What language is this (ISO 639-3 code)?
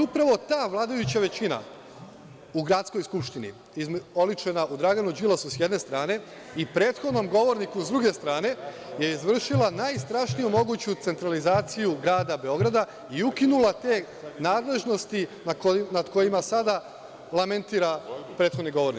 srp